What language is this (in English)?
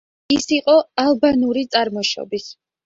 Georgian